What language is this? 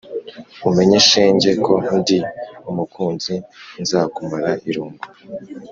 Kinyarwanda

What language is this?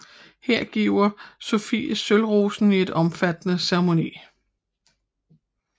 Danish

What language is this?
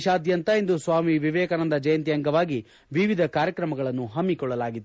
Kannada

